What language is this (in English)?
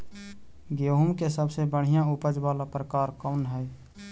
Magahi